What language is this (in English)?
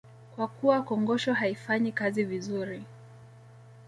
Swahili